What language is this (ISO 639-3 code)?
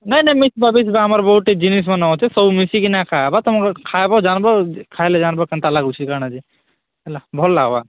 ori